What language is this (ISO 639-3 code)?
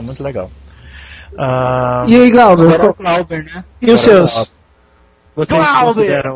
por